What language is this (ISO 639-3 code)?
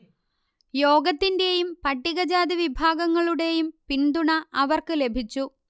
mal